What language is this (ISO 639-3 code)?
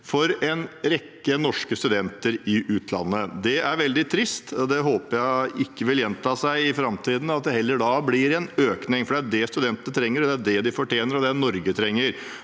nor